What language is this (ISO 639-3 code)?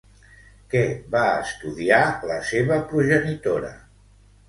cat